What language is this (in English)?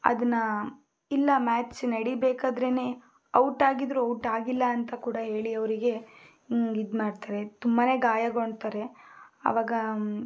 Kannada